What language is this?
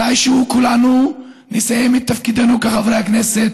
Hebrew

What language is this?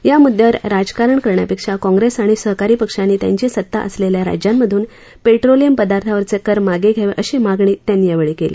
Marathi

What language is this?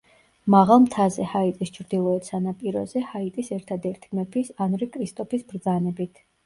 Georgian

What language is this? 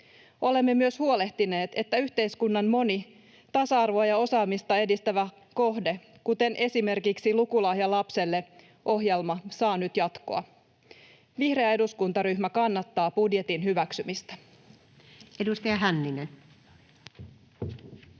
Finnish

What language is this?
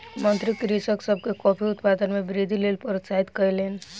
Maithili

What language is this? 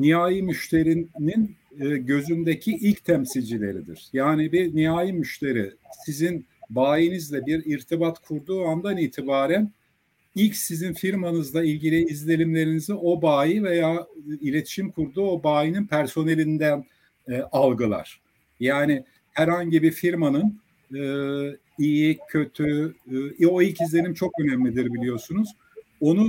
Turkish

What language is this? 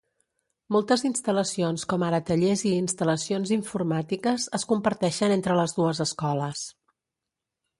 Catalan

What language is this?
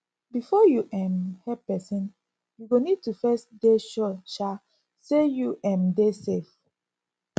Nigerian Pidgin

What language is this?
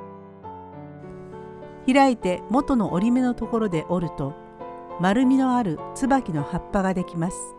Japanese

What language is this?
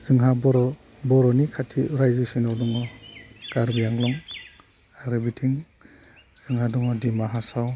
Bodo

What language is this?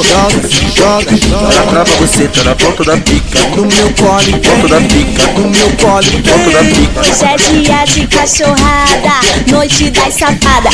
Thai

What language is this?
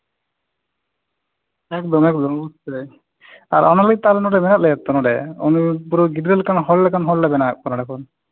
Santali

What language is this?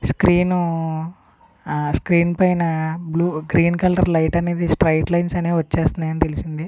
Telugu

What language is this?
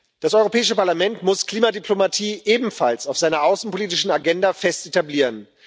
German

